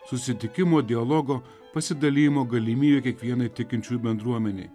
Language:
Lithuanian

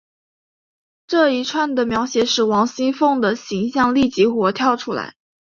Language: Chinese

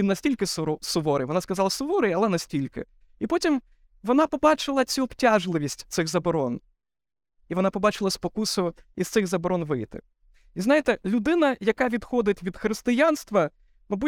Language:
Ukrainian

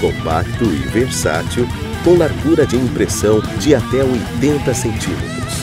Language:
Portuguese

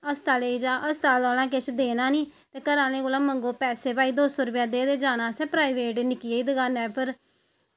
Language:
Dogri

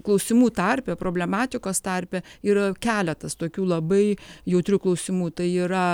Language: Lithuanian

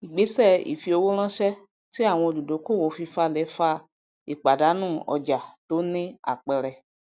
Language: Yoruba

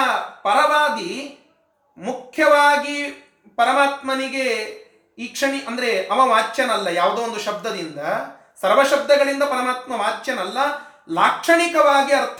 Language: Kannada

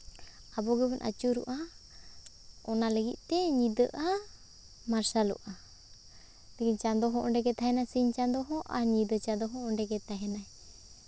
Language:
Santali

